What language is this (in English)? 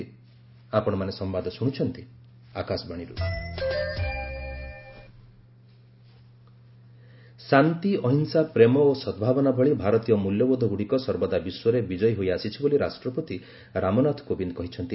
Odia